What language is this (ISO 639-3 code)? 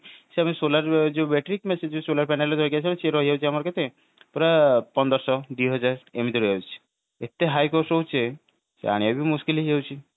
ori